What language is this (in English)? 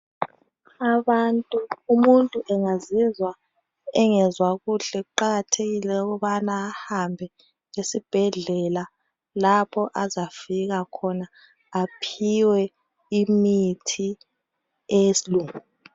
North Ndebele